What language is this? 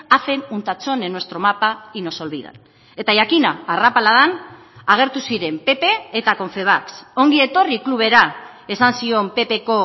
Basque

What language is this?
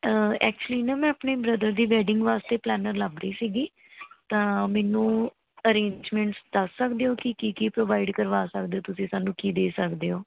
Punjabi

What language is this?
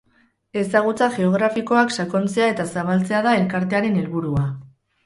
Basque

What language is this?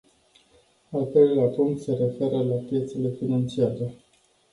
Romanian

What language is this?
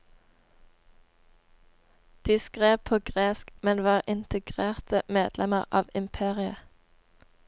Norwegian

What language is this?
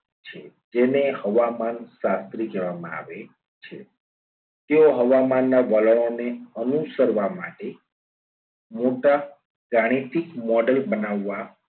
Gujarati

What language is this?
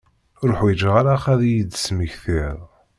Kabyle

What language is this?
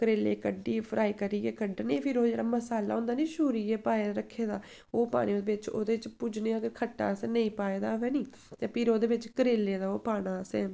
Dogri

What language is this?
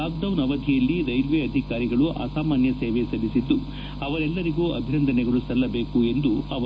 Kannada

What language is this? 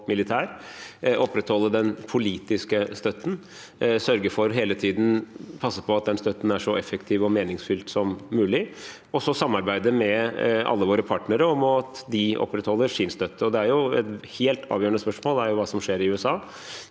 Norwegian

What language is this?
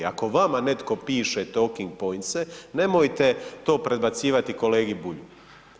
Croatian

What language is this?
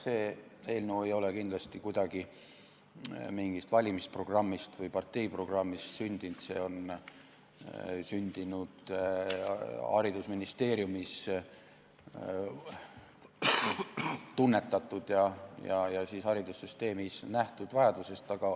Estonian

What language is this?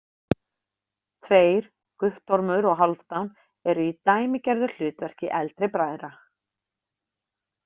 Icelandic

